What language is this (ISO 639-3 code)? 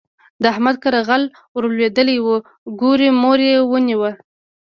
pus